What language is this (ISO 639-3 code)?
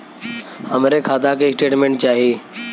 bho